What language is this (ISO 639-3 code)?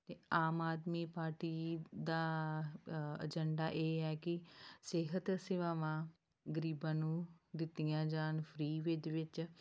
pan